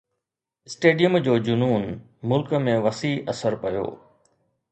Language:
Sindhi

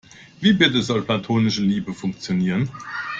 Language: German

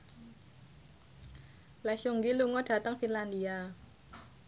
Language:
Javanese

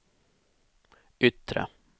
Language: Swedish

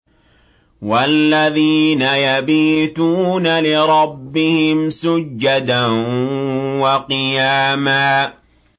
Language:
Arabic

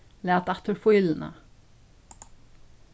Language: Faroese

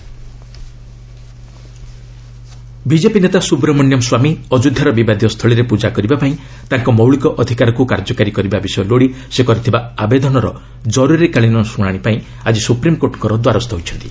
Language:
Odia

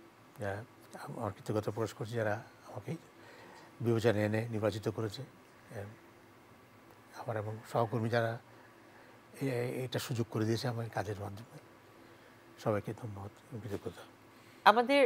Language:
Bangla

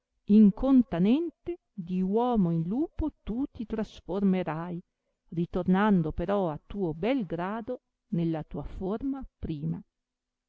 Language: Italian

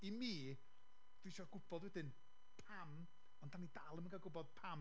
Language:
Welsh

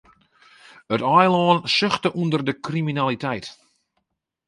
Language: Western Frisian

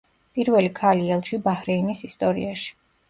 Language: Georgian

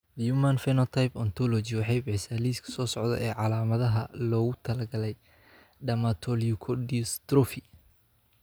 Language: Somali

